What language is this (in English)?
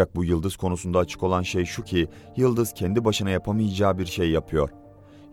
Turkish